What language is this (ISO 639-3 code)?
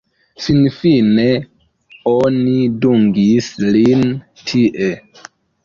epo